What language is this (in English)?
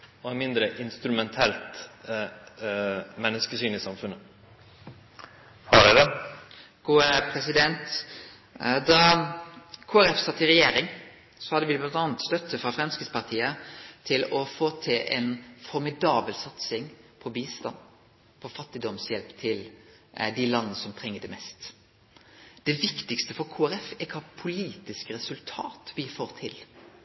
Norwegian Nynorsk